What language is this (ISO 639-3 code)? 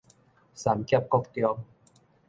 nan